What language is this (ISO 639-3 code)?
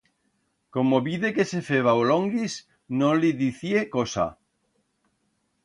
arg